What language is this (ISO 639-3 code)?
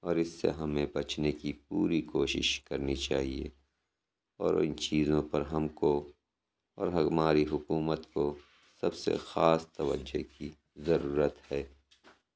urd